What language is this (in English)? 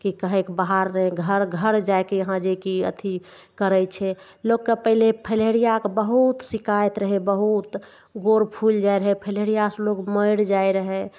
Maithili